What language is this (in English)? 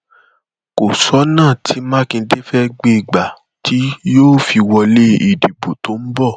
Yoruba